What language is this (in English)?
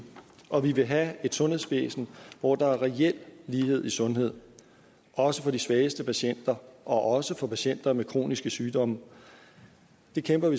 Danish